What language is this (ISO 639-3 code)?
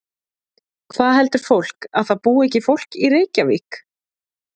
isl